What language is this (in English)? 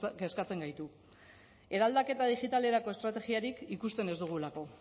Basque